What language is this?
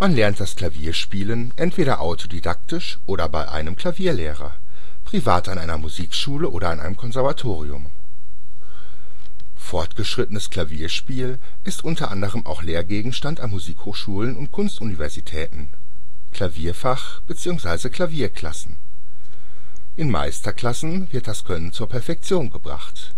German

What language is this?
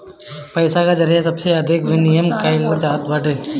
Bhojpuri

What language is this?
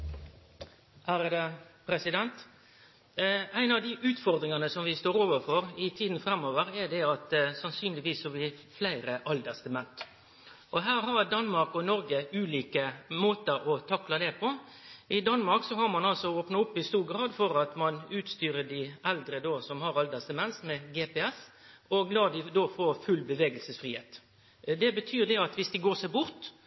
Norwegian Nynorsk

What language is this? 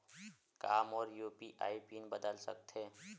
Chhattisgarhi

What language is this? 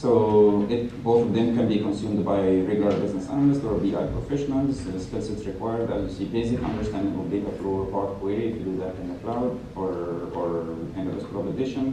English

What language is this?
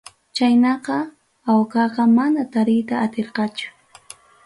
Ayacucho Quechua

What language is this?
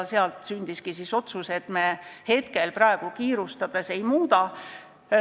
Estonian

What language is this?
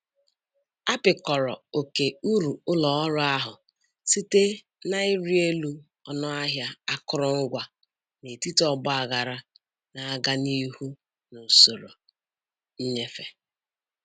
Igbo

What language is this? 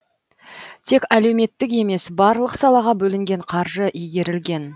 Kazakh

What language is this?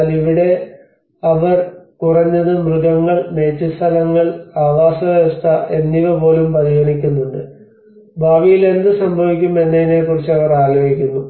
Malayalam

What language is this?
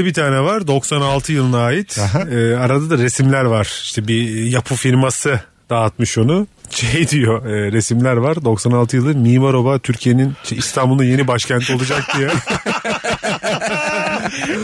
Turkish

